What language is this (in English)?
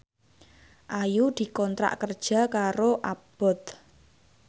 Javanese